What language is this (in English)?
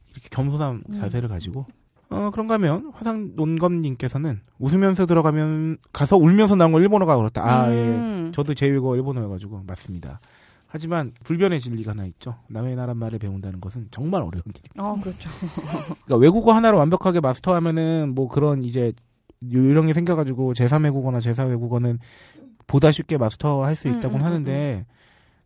Korean